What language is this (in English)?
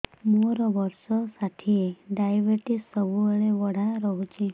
Odia